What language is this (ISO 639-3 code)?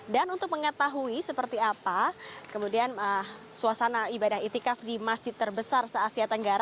ind